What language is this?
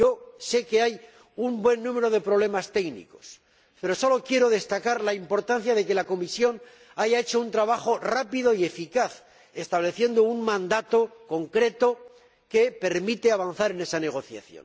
Spanish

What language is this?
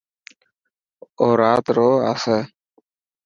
Dhatki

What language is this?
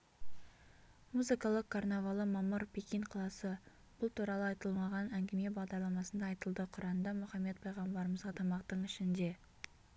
Kazakh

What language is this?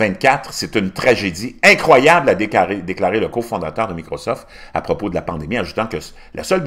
French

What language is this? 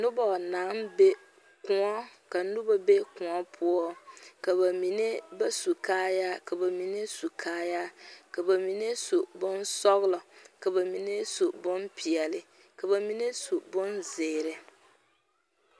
Southern Dagaare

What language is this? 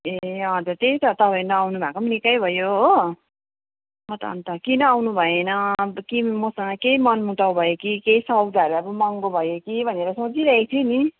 Nepali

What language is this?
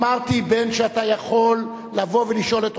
Hebrew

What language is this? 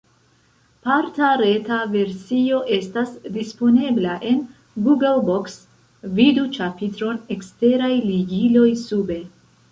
Esperanto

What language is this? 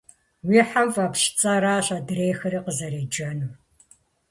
Kabardian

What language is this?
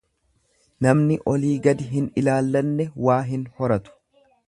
Oromo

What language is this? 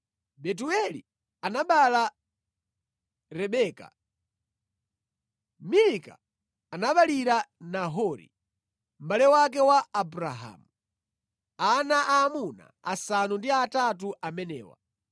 Nyanja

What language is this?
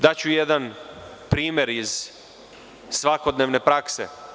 Serbian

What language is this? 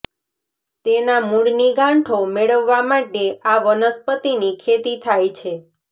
Gujarati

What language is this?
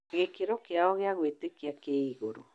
Kikuyu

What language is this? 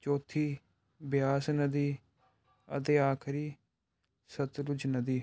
Punjabi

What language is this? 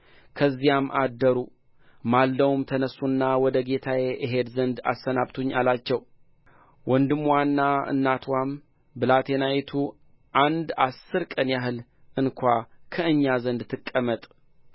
Amharic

